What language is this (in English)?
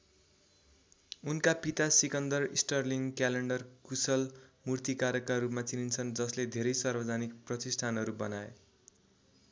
Nepali